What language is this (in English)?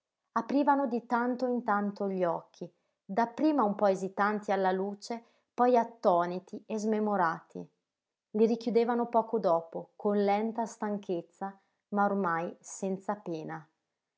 Italian